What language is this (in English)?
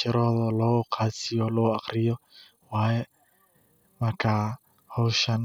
Somali